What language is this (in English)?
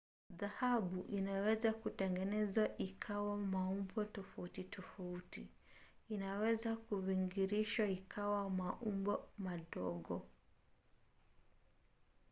Swahili